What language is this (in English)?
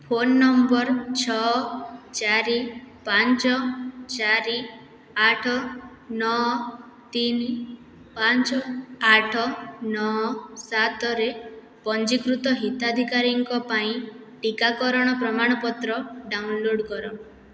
Odia